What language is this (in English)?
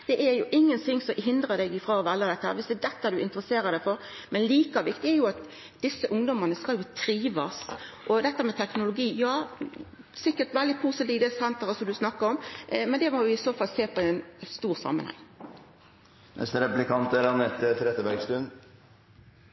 Norwegian